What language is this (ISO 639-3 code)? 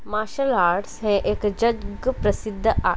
kok